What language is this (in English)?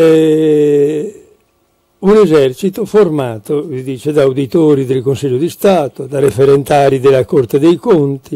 Italian